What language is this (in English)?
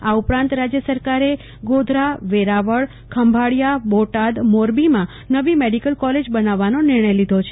Gujarati